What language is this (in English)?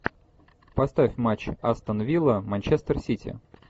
Russian